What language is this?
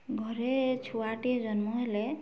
Odia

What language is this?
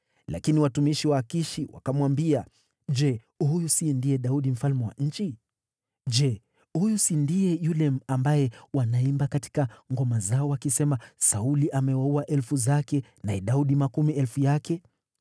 Swahili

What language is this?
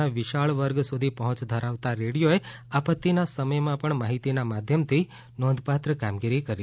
Gujarati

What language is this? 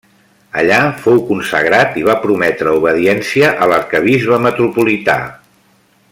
Catalan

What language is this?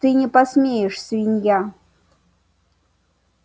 Russian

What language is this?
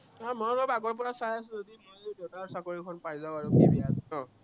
Assamese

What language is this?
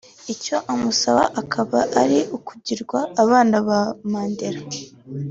Kinyarwanda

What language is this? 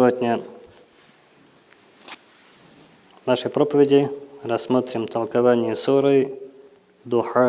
Russian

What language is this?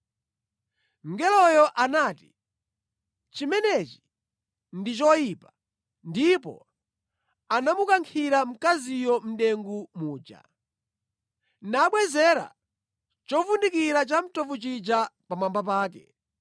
Nyanja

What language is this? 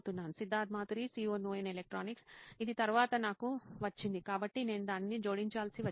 Telugu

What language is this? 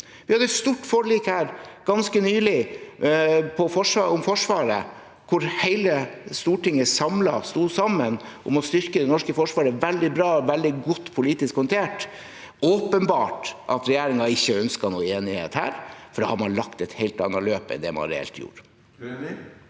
Norwegian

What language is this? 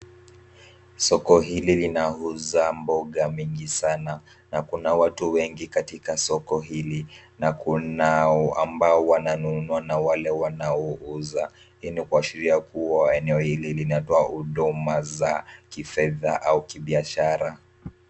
Swahili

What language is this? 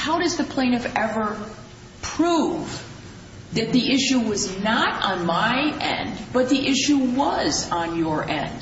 English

